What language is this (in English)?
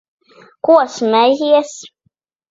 Latvian